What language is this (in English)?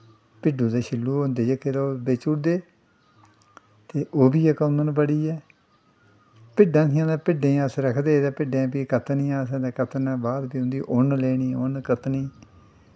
Dogri